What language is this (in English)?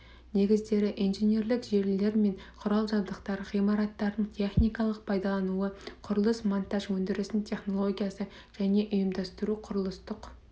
Kazakh